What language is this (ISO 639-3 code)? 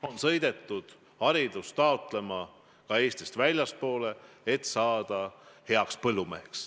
est